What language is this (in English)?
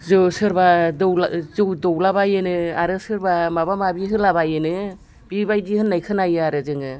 Bodo